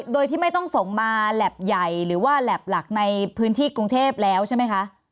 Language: Thai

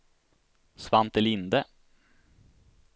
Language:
Swedish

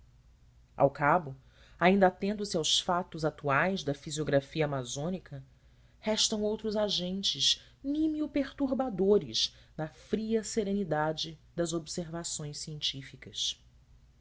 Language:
Portuguese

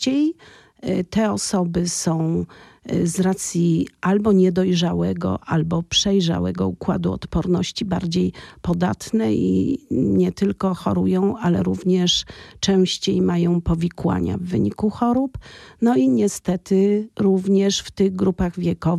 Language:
Polish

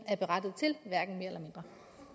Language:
Danish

